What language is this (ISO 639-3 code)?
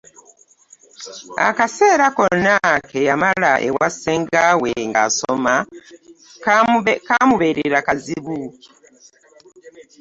lug